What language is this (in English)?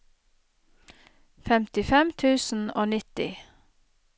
Norwegian